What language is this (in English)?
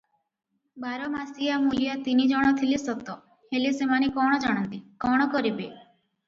Odia